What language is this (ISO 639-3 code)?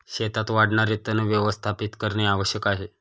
mar